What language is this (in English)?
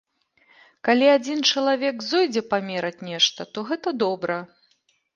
Belarusian